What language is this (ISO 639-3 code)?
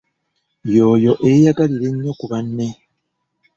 lug